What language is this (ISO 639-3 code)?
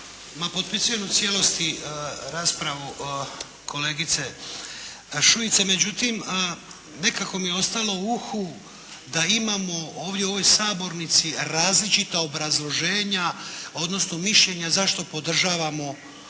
hrv